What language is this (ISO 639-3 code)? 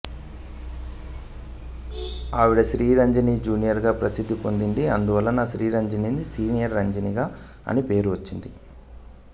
tel